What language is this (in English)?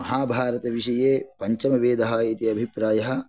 Sanskrit